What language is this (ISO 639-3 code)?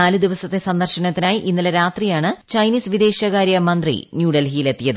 mal